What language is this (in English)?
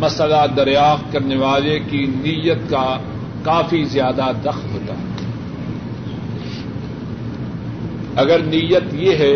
Urdu